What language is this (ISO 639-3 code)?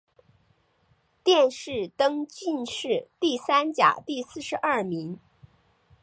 zho